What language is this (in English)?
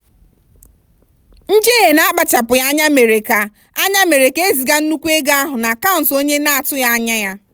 Igbo